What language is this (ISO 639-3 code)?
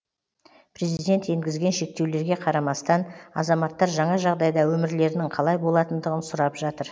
kaz